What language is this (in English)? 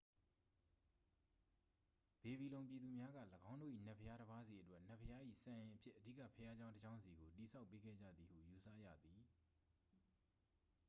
Burmese